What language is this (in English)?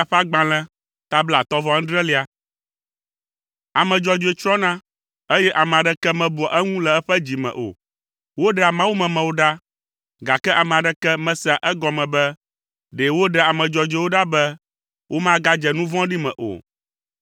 Ewe